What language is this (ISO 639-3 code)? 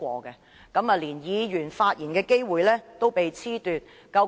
yue